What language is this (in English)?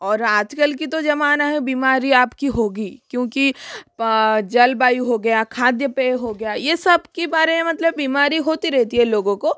Hindi